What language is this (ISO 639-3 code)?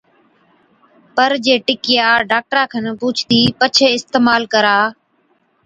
odk